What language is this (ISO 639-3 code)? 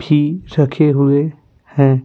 hin